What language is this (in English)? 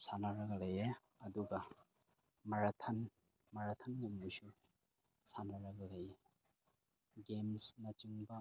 Manipuri